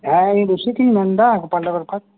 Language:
Santali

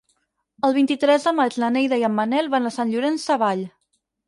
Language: Catalan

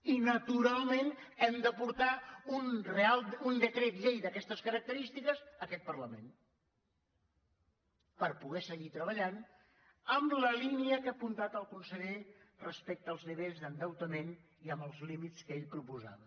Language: Catalan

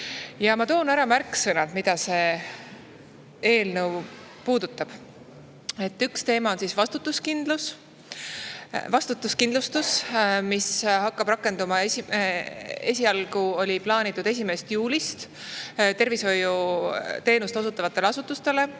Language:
Estonian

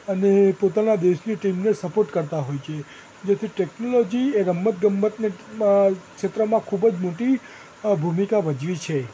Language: Gujarati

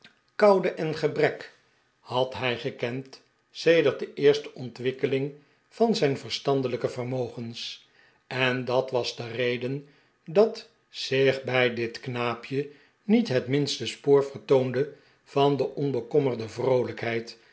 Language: Dutch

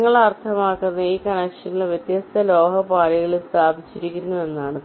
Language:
Malayalam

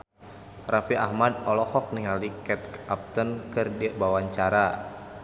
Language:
Sundanese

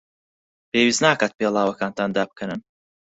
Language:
Central Kurdish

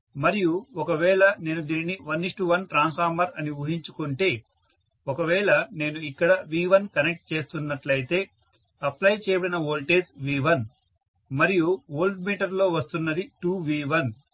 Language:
Telugu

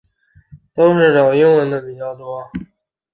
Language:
Chinese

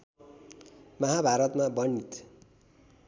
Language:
Nepali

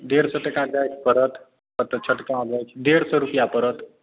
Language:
Maithili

